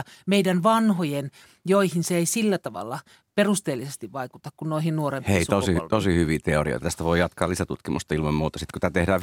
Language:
Finnish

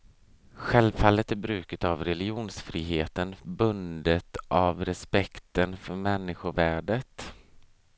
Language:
Swedish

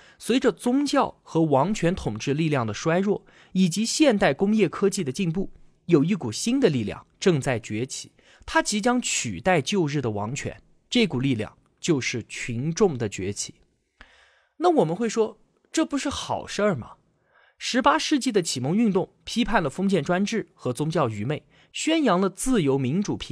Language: Chinese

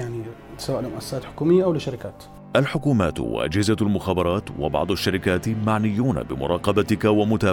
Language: Arabic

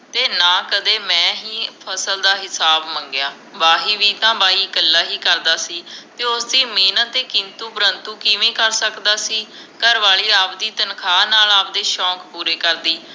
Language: Punjabi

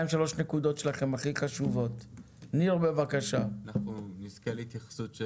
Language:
Hebrew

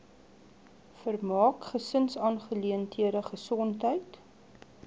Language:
Afrikaans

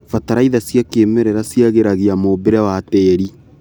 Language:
Kikuyu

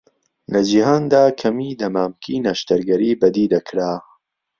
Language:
Central Kurdish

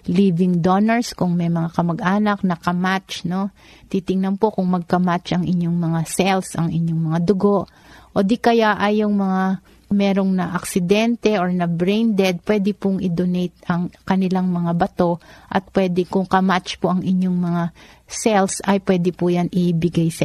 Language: Filipino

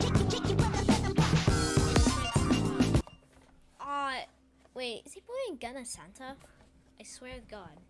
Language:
English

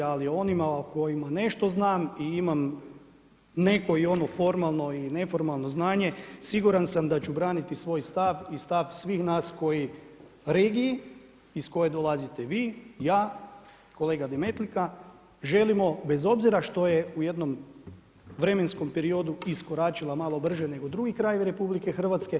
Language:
Croatian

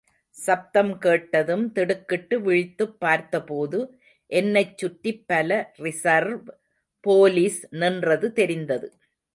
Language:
Tamil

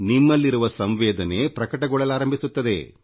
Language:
Kannada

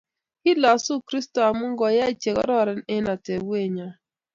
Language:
Kalenjin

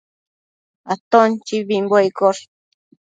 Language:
Matsés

